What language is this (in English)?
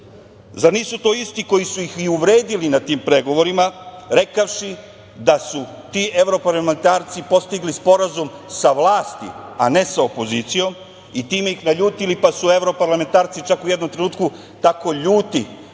Serbian